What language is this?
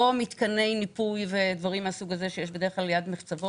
Hebrew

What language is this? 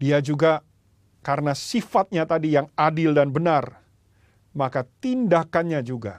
Indonesian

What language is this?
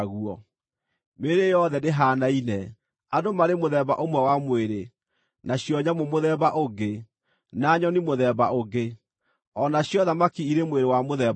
Kikuyu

